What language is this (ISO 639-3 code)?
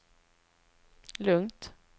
swe